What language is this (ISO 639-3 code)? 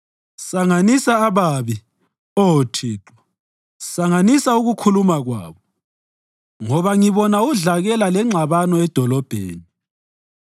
nde